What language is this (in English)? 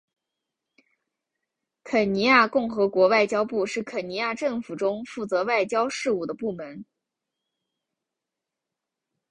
Chinese